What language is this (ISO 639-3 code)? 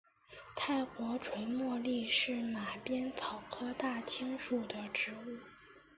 zho